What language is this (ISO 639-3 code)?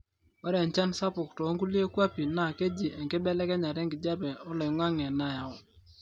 mas